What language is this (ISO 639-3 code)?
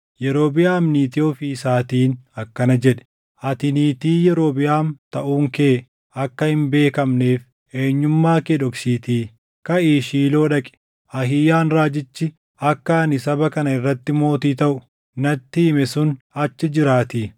orm